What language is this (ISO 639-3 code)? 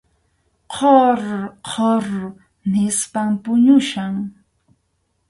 qxu